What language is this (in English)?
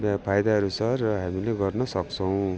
Nepali